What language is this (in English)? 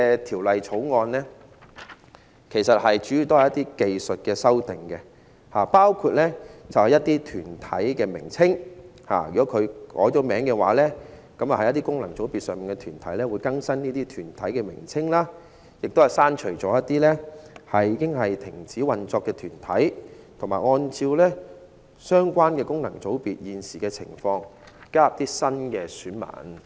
Cantonese